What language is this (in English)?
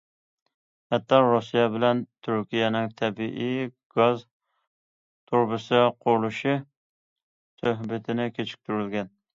Uyghur